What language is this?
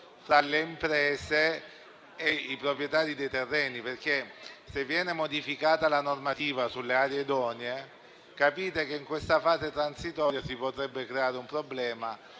Italian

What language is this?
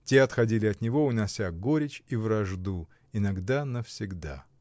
Russian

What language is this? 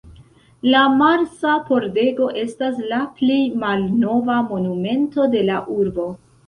Esperanto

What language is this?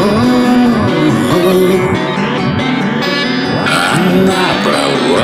Russian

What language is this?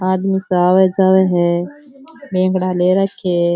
Rajasthani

